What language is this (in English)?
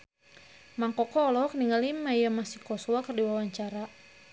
Sundanese